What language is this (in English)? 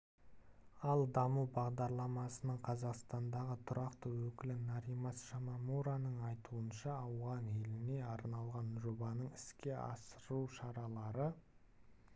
Kazakh